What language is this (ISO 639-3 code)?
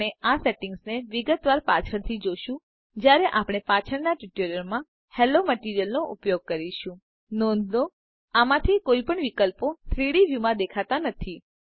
guj